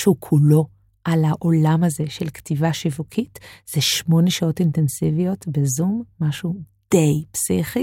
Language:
Hebrew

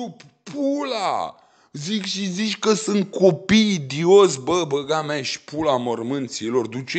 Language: Romanian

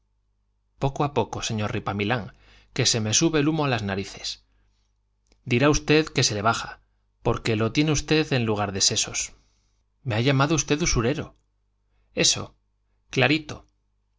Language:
Spanish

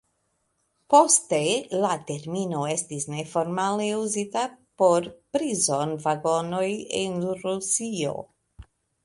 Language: Esperanto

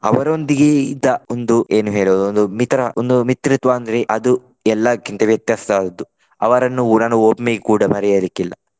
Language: Kannada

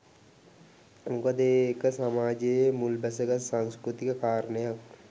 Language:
Sinhala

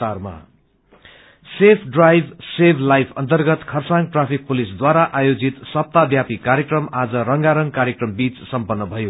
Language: Nepali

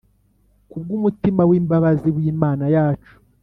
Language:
Kinyarwanda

